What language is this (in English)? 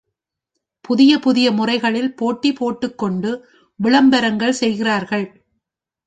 Tamil